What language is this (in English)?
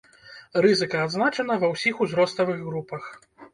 Belarusian